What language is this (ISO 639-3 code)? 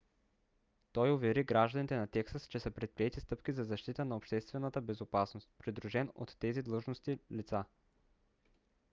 bul